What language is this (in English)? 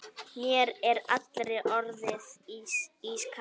Icelandic